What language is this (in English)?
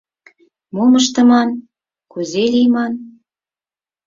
Mari